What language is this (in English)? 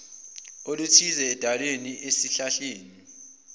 Zulu